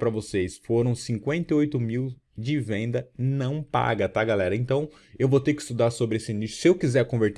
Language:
Portuguese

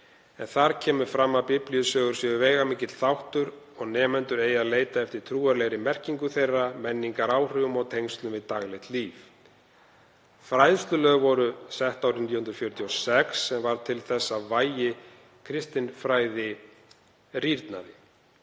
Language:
Icelandic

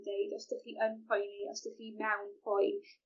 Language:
Welsh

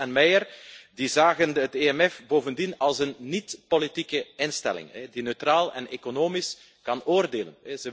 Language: Dutch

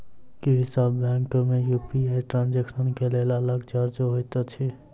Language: Maithili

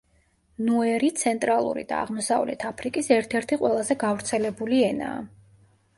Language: Georgian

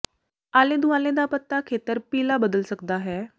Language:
Punjabi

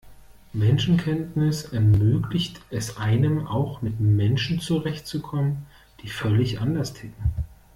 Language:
German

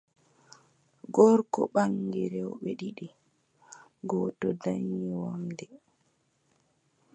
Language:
Adamawa Fulfulde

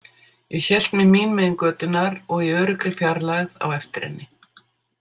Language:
Icelandic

